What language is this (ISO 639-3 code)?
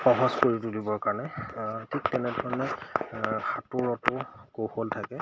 asm